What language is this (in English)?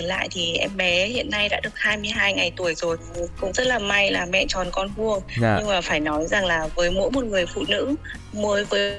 Vietnamese